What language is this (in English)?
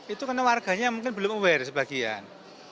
Indonesian